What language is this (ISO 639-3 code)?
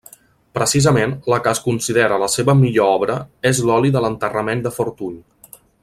cat